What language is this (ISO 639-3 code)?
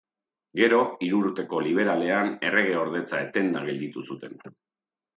eus